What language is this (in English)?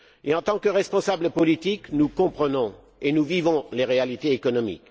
French